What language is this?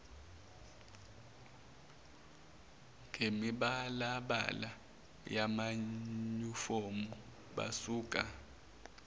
Zulu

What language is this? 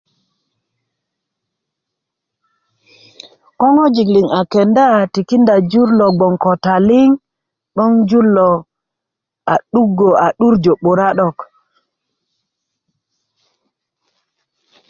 Kuku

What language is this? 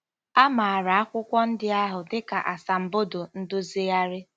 Igbo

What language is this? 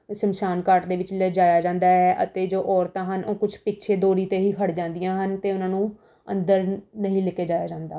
Punjabi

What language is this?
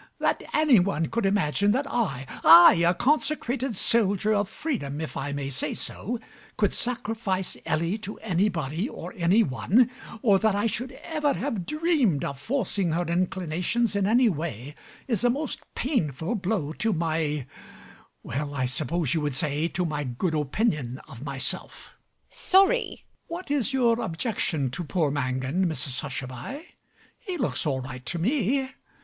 English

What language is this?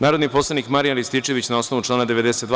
Serbian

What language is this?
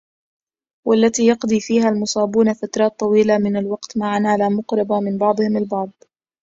Arabic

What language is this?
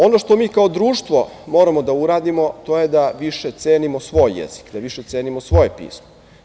Serbian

